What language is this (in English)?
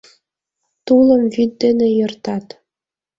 Mari